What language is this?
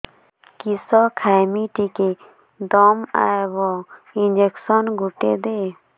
Odia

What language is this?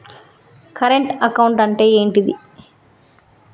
Telugu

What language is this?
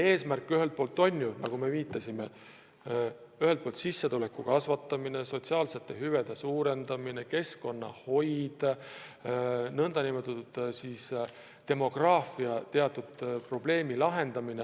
Estonian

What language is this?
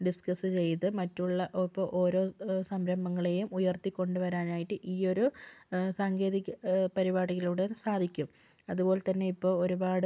Malayalam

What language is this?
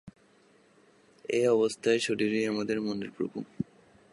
Bangla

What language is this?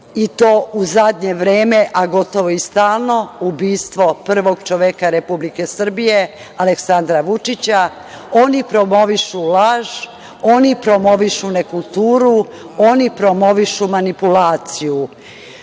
Serbian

